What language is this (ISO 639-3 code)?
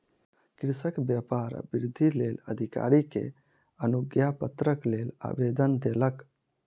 mai